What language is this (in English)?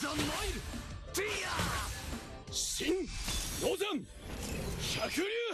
Japanese